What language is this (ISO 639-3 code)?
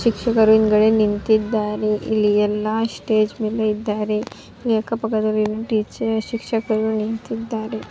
kan